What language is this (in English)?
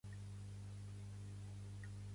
Catalan